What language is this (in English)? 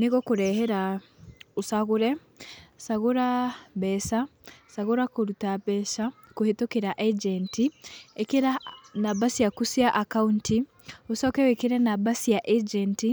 Kikuyu